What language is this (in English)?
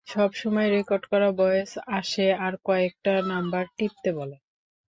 Bangla